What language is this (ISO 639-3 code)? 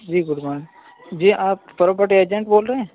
urd